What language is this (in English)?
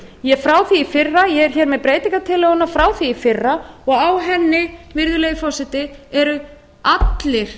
Icelandic